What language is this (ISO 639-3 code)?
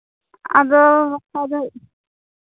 sat